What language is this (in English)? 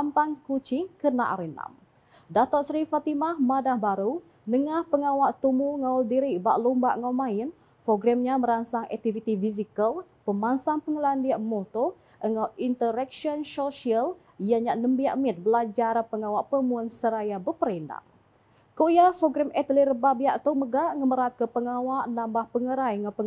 Malay